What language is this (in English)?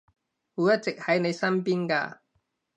Cantonese